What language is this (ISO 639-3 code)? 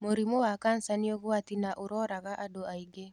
kik